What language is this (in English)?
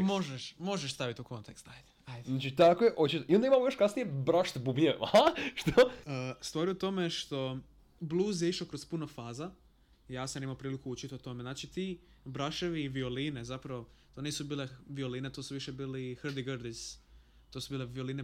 Croatian